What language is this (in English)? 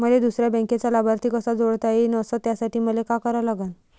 Marathi